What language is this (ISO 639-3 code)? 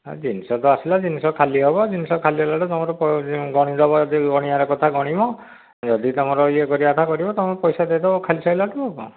ori